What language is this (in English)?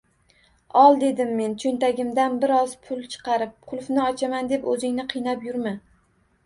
Uzbek